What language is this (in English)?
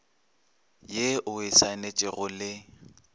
Northern Sotho